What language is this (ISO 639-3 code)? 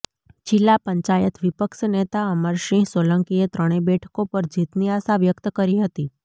guj